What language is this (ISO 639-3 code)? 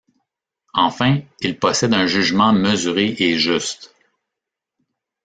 fra